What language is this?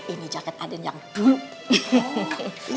Indonesian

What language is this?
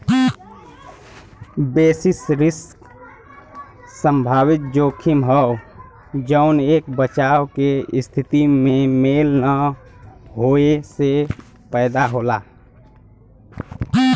Bhojpuri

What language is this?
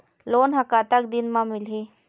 Chhattisgarhi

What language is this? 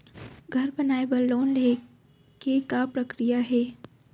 Chhattisgarhi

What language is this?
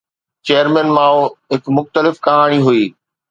Sindhi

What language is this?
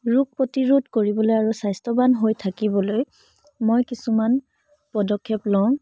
Assamese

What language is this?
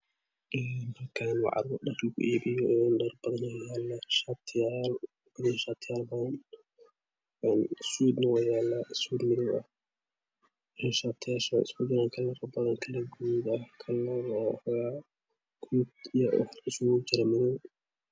Somali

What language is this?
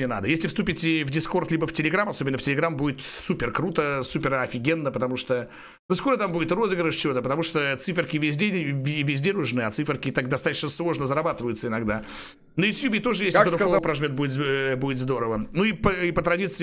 Russian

